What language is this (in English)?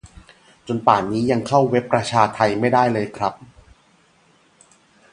Thai